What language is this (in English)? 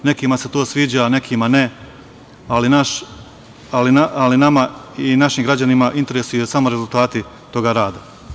Serbian